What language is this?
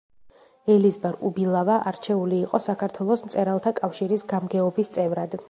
Georgian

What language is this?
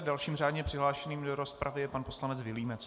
Czech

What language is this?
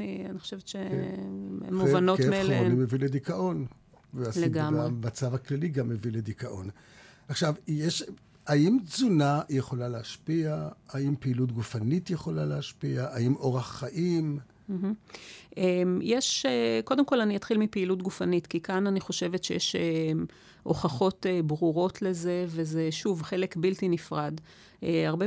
Hebrew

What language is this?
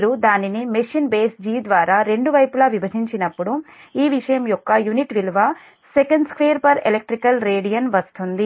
Telugu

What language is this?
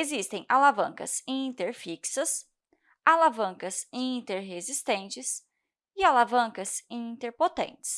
Portuguese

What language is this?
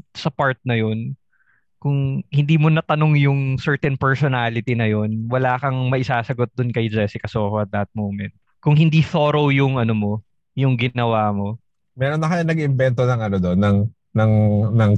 Filipino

